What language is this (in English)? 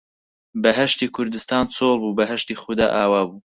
Central Kurdish